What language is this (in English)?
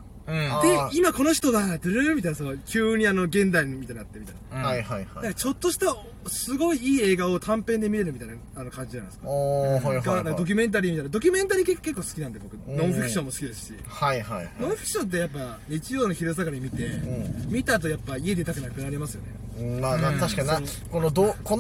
Japanese